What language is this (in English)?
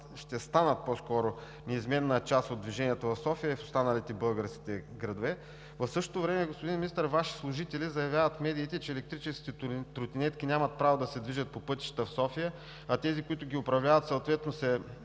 Bulgarian